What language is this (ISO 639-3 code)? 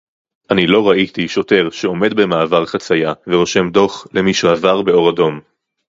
heb